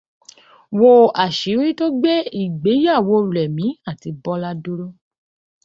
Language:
Yoruba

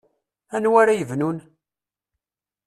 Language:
Kabyle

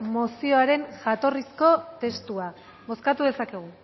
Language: Basque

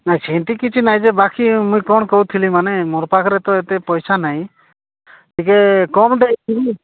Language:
Odia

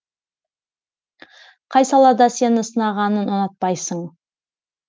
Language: Kazakh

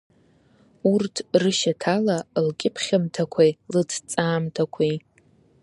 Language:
Abkhazian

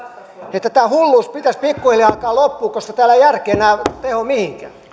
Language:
Finnish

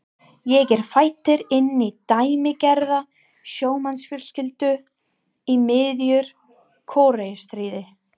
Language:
Icelandic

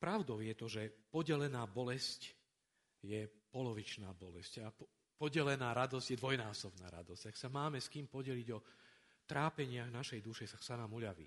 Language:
Slovak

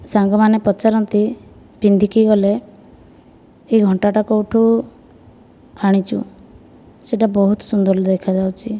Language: Odia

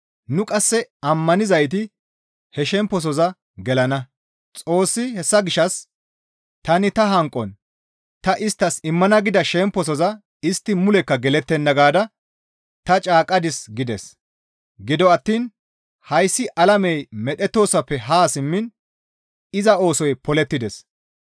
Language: Gamo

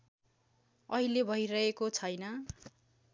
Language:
Nepali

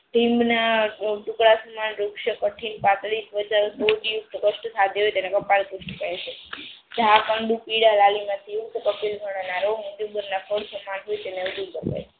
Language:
Gujarati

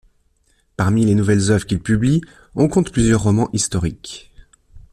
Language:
French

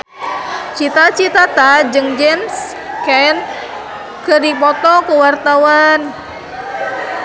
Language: Sundanese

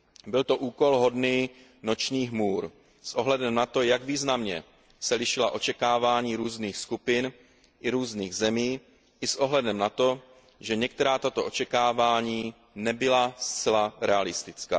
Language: Czech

